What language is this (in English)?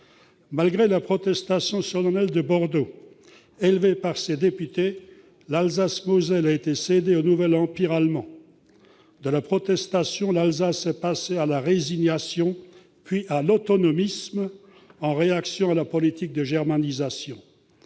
French